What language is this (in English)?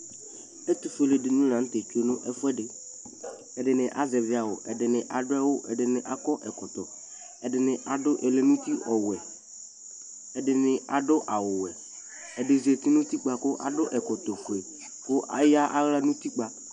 Ikposo